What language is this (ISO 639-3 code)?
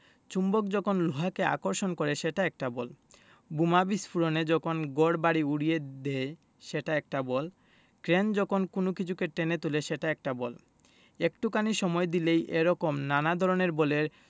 ben